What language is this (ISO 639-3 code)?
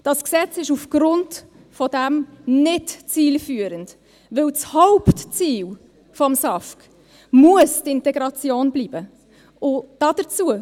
gsw